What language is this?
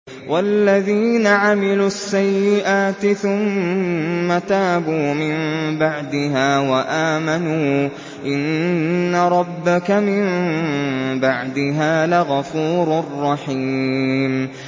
Arabic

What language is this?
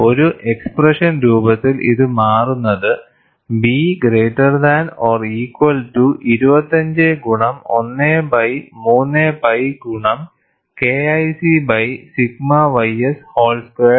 Malayalam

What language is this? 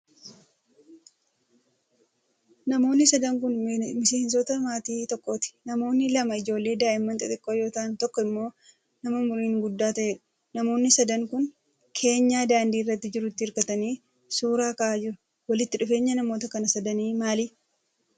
Oromo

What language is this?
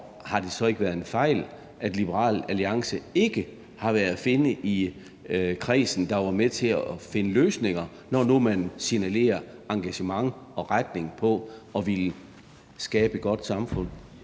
Danish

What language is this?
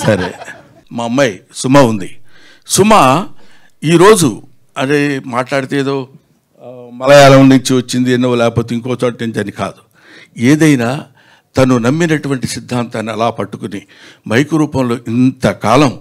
Telugu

